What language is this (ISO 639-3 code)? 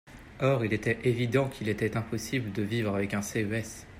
fra